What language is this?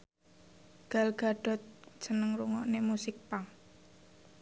Javanese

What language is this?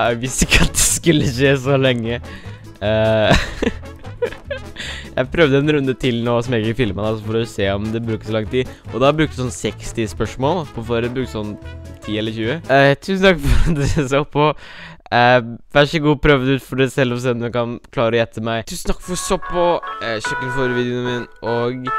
Norwegian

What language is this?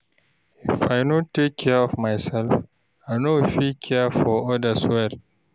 Nigerian Pidgin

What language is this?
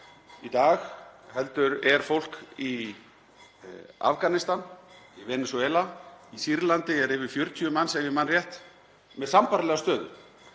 Icelandic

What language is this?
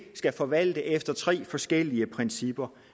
Danish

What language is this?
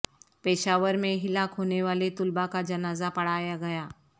Urdu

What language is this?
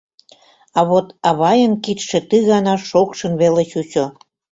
Mari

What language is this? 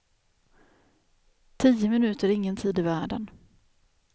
Swedish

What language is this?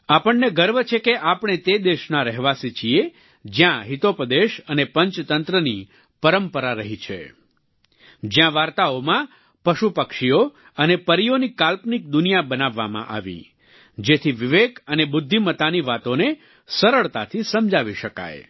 Gujarati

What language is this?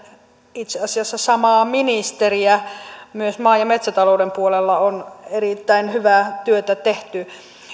Finnish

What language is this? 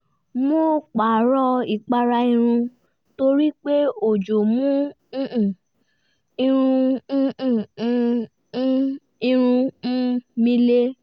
Yoruba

